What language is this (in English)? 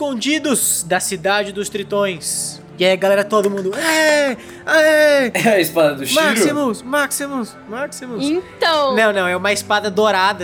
Portuguese